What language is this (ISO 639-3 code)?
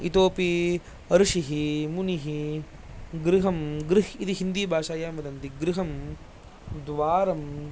san